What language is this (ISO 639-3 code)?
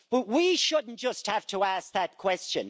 eng